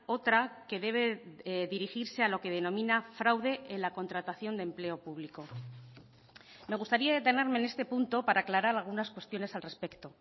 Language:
Spanish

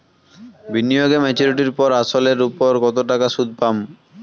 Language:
Bangla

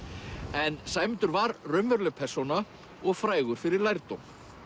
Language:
Icelandic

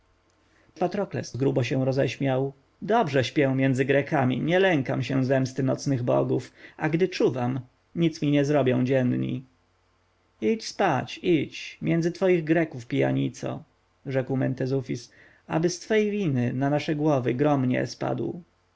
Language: Polish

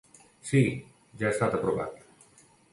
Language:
Catalan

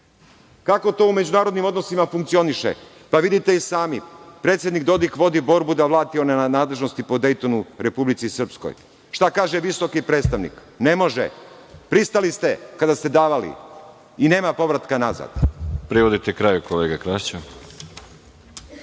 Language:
Serbian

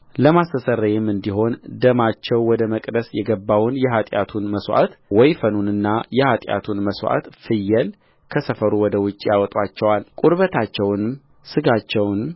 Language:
Amharic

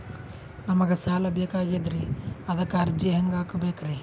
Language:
Kannada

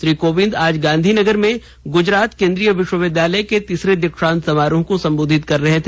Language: Hindi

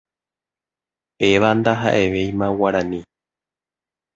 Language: Guarani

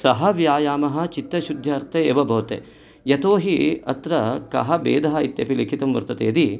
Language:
Sanskrit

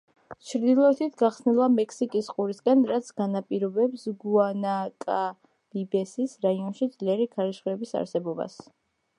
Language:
Georgian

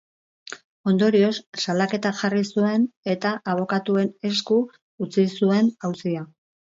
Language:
Basque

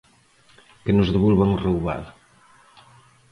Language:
Galician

